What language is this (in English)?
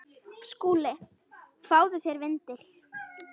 Icelandic